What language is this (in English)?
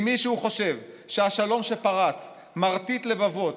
Hebrew